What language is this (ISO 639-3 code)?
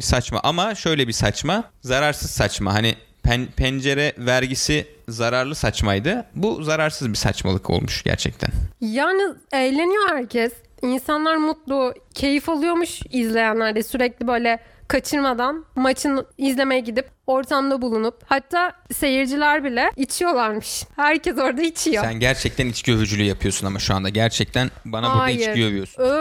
tur